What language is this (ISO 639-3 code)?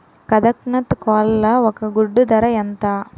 tel